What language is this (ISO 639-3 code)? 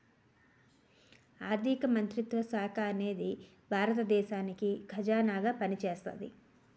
tel